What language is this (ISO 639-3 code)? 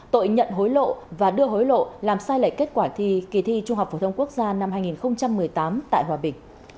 vie